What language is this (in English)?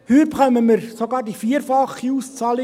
Swiss German